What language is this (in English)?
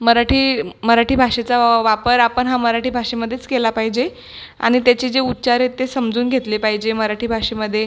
Marathi